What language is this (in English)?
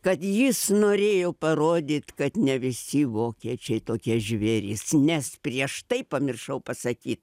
Lithuanian